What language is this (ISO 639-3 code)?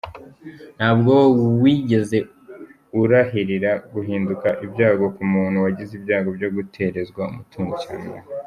kin